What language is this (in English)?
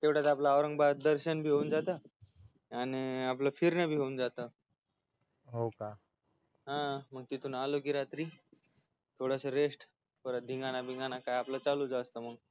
Marathi